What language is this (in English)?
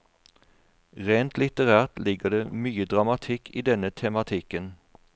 Norwegian